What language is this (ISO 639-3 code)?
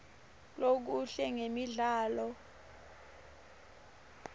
ssw